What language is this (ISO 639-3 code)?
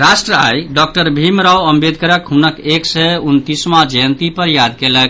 mai